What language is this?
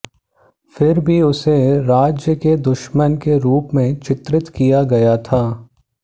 Hindi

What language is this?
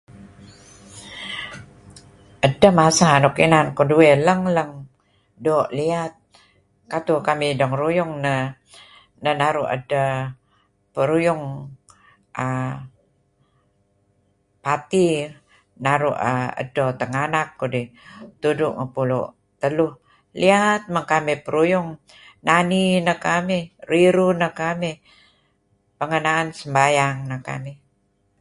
Kelabit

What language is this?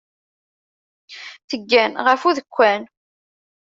Kabyle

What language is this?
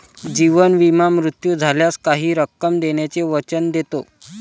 Marathi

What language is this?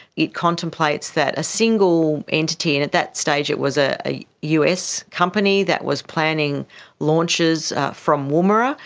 English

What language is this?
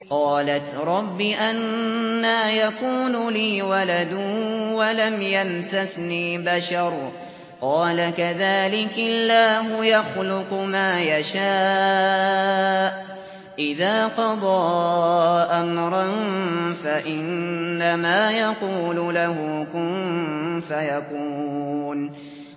Arabic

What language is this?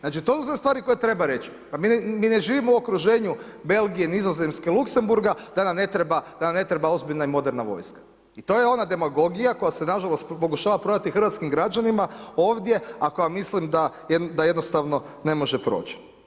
Croatian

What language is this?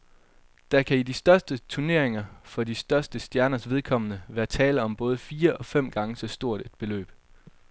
Danish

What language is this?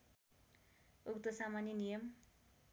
Nepali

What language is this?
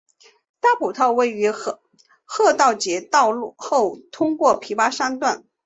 Chinese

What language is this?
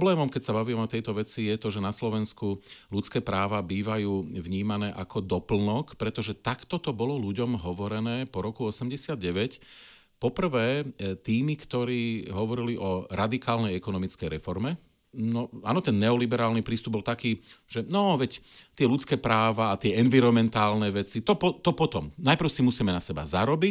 Slovak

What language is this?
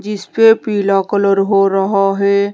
Hindi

